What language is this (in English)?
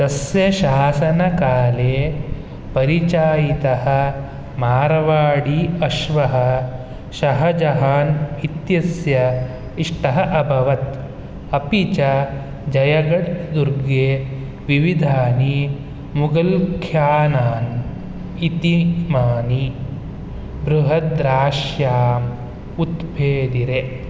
Sanskrit